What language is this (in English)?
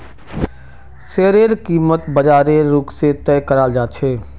Magahi